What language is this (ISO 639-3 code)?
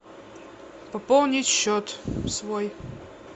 rus